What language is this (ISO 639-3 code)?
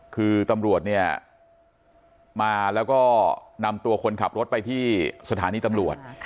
tha